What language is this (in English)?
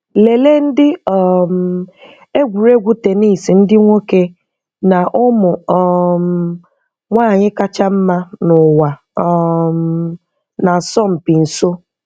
Igbo